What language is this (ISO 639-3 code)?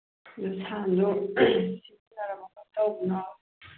mni